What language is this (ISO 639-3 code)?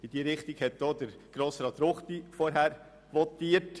gsw